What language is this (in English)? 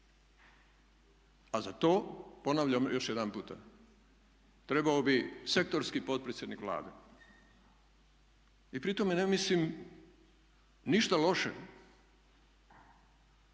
Croatian